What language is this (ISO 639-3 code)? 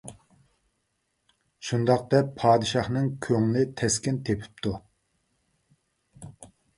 uig